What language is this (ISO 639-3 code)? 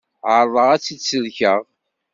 kab